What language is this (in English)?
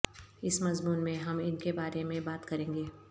Urdu